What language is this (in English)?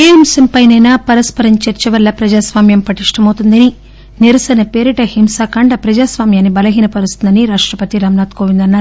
Telugu